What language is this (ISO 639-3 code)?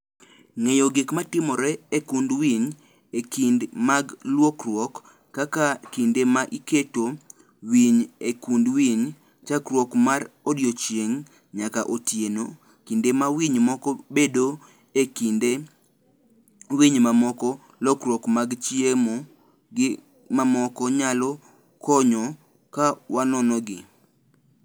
luo